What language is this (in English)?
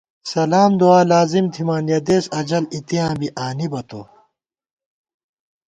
Gawar-Bati